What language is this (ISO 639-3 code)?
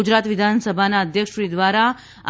guj